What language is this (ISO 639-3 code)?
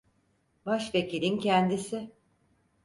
tur